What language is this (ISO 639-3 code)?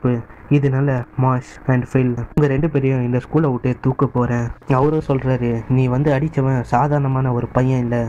ind